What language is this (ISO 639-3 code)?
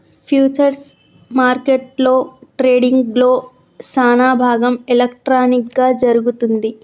tel